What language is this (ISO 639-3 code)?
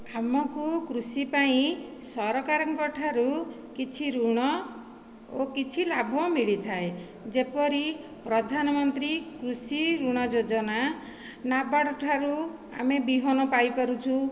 ori